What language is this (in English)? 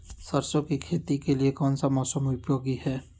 Magahi